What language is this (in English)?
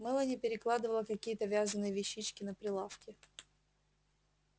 Russian